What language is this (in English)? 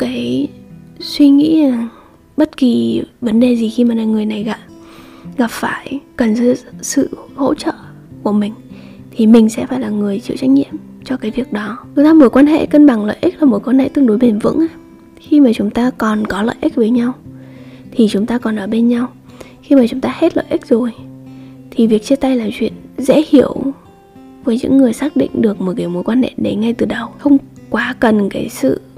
Vietnamese